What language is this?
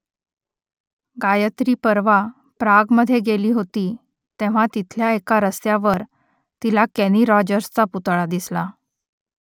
Marathi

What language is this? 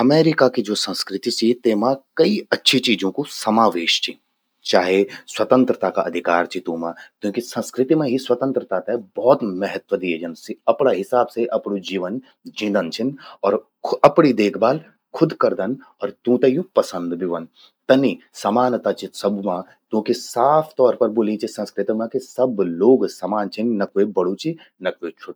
Garhwali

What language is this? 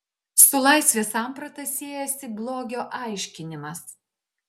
Lithuanian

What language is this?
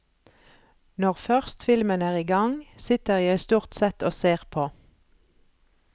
Norwegian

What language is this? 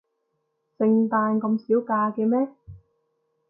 Cantonese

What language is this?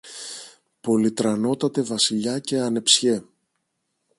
Greek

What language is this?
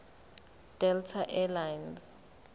Zulu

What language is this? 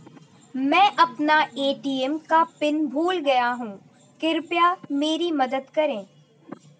Hindi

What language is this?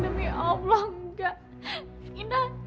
Indonesian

